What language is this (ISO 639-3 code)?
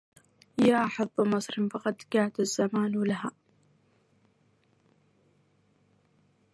ara